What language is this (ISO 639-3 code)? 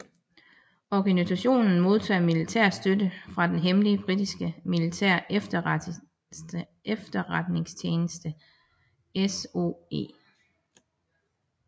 dan